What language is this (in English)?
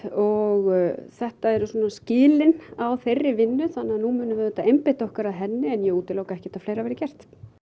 Icelandic